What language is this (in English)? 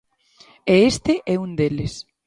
Galician